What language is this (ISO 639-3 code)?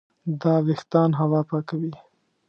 pus